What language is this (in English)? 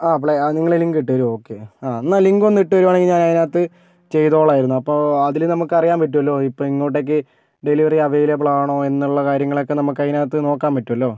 Malayalam